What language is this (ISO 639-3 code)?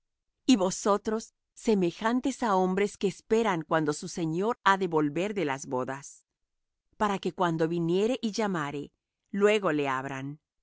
spa